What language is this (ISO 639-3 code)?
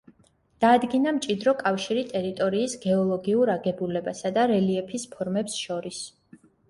kat